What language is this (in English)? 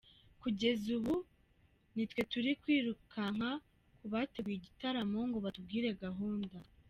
Kinyarwanda